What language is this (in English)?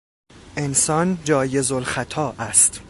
Persian